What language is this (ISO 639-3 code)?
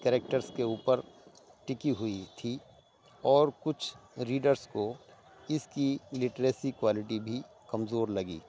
urd